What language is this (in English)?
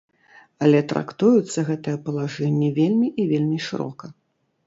Belarusian